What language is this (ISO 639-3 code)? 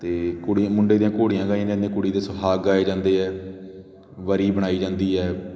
pan